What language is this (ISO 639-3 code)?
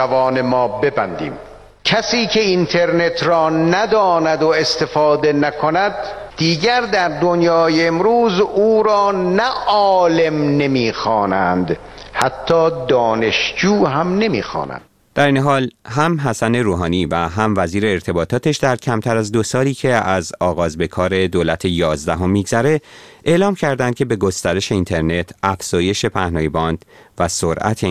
fas